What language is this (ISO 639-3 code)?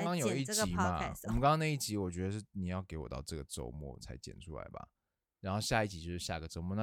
zho